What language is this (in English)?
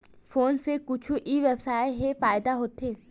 Chhattisgarhi